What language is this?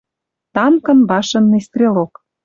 Western Mari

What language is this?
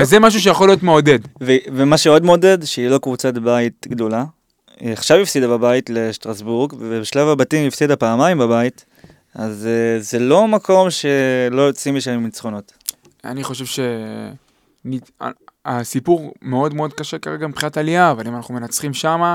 Hebrew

